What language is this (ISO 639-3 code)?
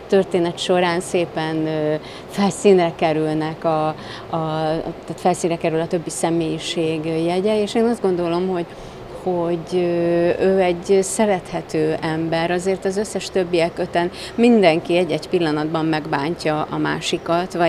hun